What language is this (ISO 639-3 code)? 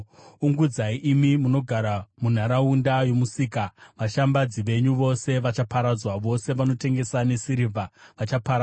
sna